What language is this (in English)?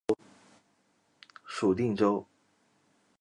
Chinese